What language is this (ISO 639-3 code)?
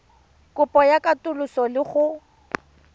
tsn